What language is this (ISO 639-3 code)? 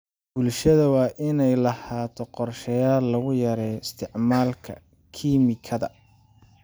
som